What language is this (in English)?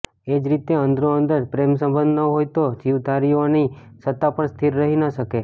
Gujarati